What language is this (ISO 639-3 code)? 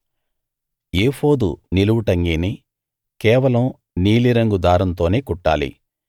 tel